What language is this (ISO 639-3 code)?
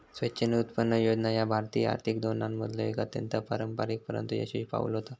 mar